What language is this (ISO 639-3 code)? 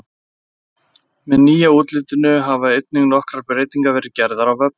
isl